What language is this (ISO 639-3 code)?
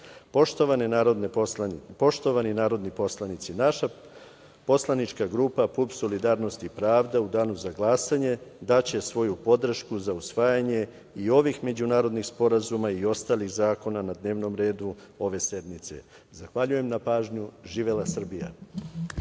srp